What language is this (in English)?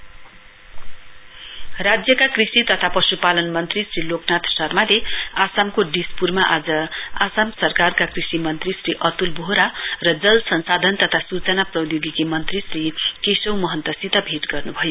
Nepali